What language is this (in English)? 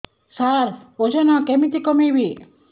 Odia